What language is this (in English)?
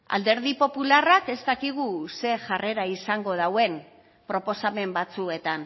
Basque